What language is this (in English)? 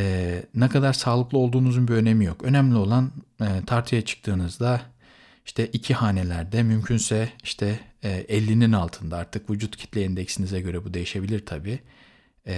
Turkish